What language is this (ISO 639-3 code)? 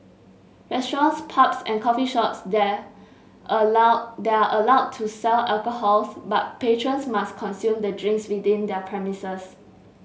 eng